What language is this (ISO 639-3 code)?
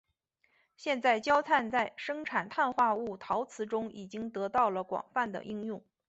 zho